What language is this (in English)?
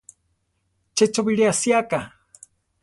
Central Tarahumara